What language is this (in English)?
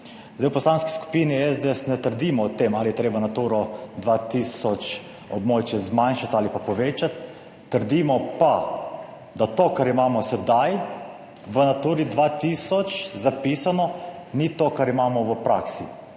Slovenian